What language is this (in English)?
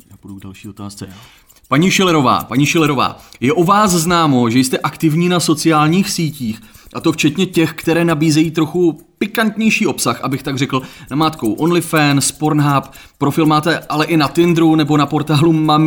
Czech